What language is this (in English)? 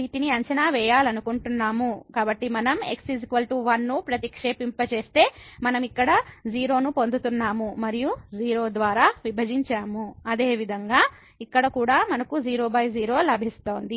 Telugu